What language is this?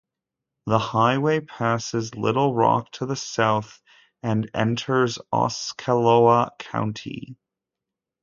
English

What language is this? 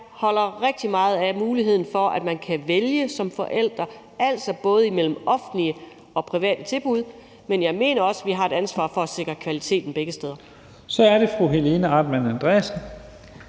Danish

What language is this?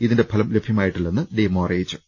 Malayalam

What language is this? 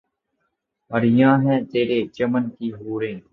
Urdu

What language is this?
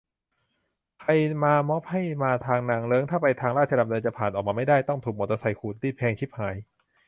Thai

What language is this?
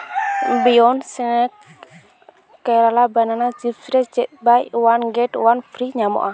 Santali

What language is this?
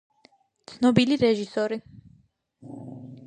Georgian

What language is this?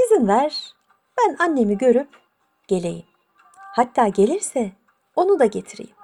Turkish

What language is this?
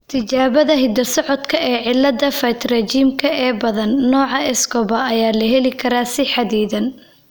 Somali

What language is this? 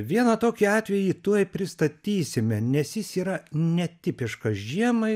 Lithuanian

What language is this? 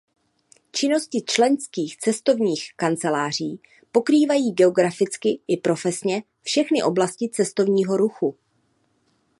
Czech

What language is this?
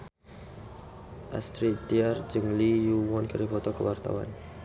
Sundanese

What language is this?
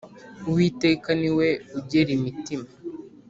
Kinyarwanda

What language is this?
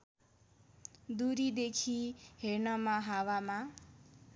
Nepali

